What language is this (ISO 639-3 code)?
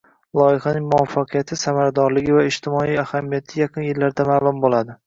uzb